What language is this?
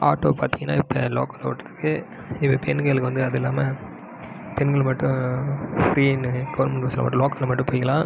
Tamil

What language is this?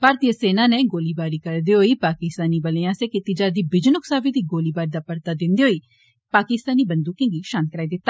Dogri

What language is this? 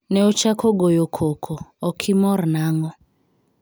Luo (Kenya and Tanzania)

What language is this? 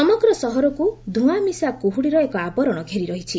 Odia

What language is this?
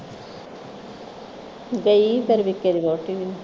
Punjabi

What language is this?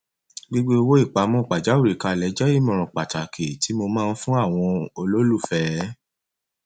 Yoruba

